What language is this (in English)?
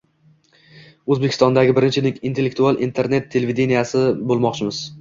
Uzbek